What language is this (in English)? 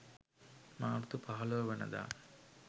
Sinhala